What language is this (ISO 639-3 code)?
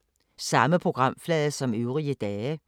dan